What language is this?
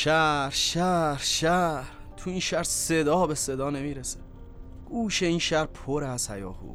Persian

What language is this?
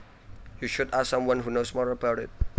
Javanese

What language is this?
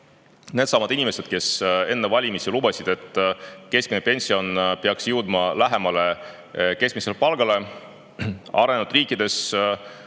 Estonian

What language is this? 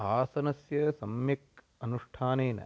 Sanskrit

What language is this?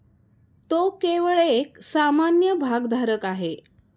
Marathi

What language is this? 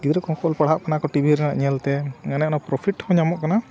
Santali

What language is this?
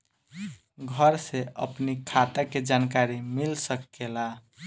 Bhojpuri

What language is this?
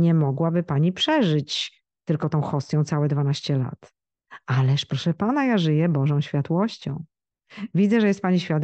Polish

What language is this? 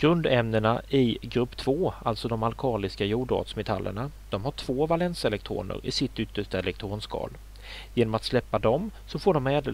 Swedish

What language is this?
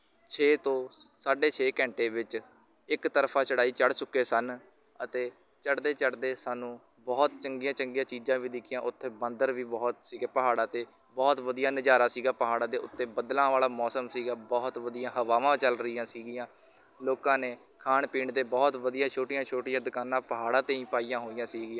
Punjabi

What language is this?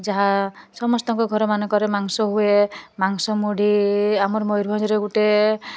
Odia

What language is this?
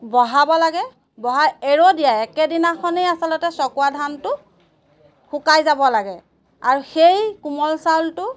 Assamese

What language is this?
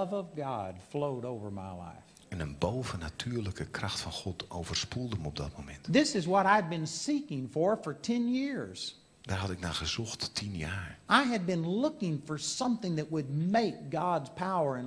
Dutch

